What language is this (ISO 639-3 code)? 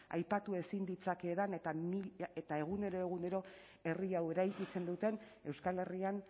eus